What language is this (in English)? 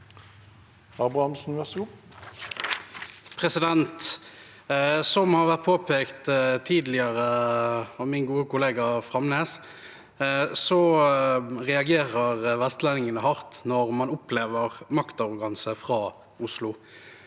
Norwegian